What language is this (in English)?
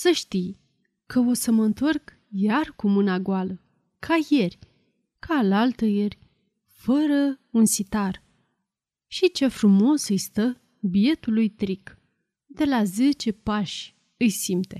Romanian